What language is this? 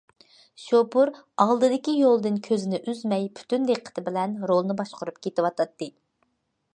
Uyghur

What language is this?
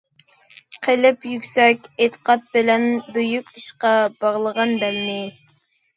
Uyghur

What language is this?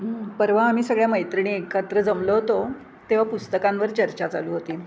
Marathi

